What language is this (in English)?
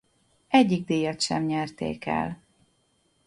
Hungarian